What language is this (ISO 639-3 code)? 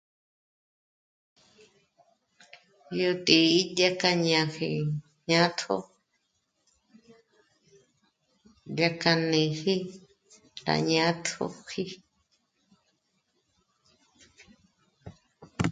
mmc